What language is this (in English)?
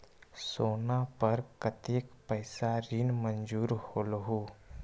Magahi